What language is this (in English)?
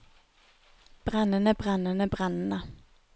Norwegian